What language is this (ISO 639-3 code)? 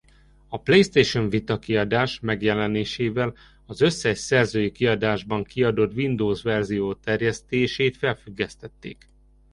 hun